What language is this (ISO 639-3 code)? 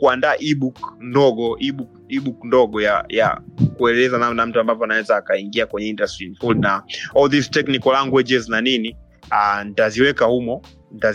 swa